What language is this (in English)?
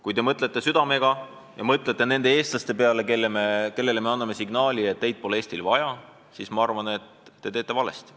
Estonian